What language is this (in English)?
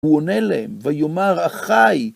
Hebrew